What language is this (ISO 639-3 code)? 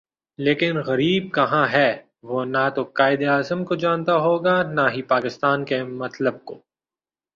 urd